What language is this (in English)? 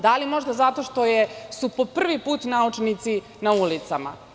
Serbian